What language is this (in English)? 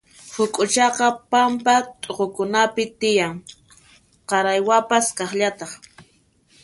Puno Quechua